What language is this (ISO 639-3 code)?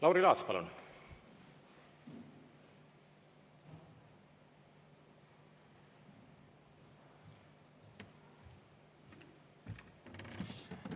est